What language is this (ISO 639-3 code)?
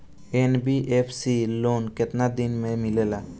bho